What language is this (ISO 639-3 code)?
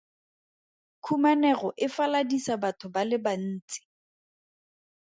tsn